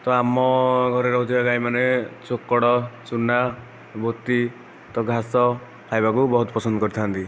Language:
Odia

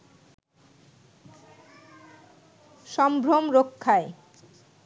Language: Bangla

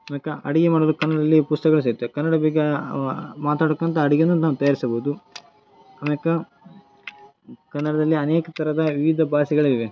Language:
Kannada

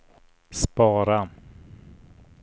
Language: Swedish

